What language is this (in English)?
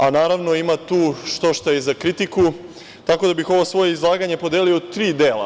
Serbian